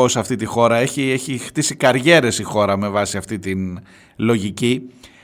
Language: Greek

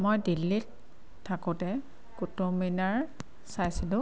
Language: Assamese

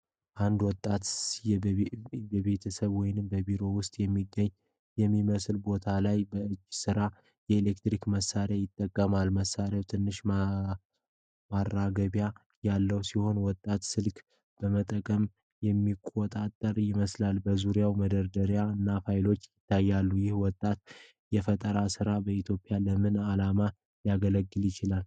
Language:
Amharic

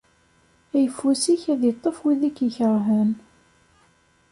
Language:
Kabyle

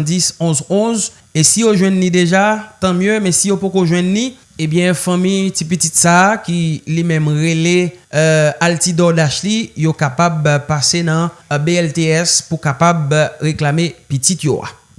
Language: French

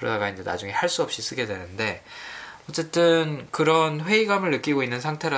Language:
Korean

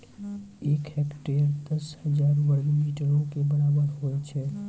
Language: Maithili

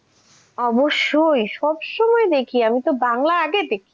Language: Bangla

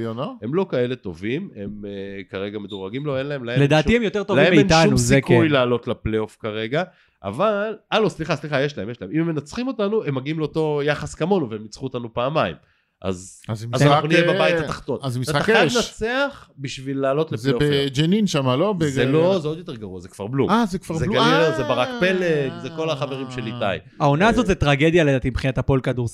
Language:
Hebrew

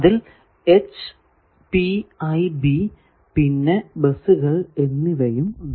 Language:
Malayalam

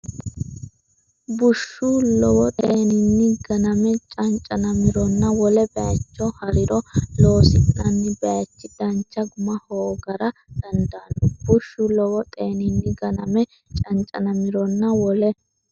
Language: Sidamo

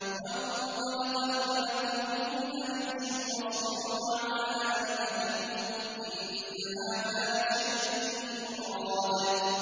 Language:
Arabic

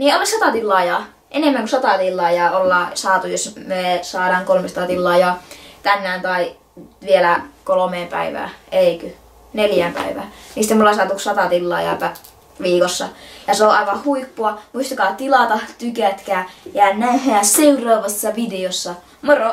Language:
Finnish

